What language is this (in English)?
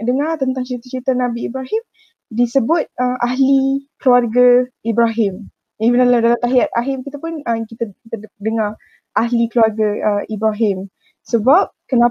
Malay